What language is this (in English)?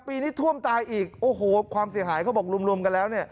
Thai